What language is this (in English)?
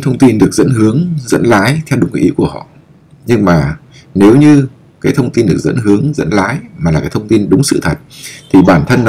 Vietnamese